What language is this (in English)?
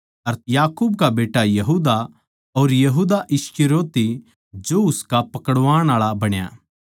Haryanvi